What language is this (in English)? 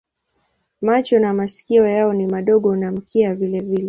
Swahili